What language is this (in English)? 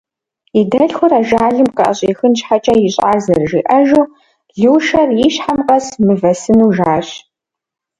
Kabardian